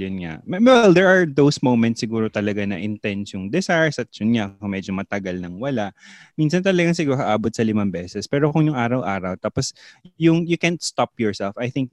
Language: Filipino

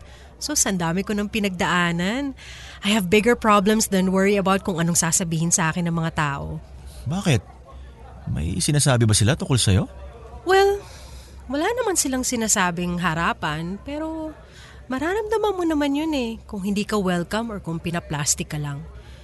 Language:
Filipino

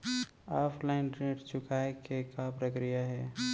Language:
Chhattisgarhi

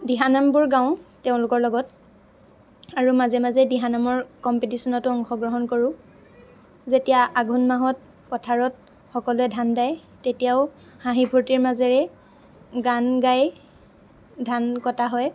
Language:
Assamese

